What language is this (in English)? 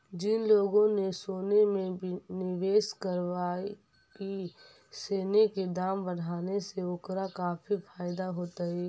Magahi